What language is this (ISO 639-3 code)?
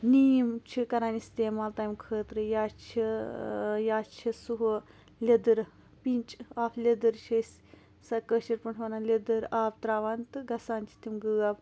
kas